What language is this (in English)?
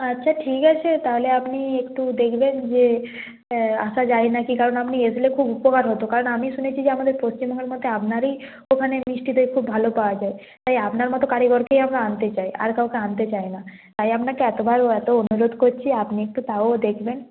Bangla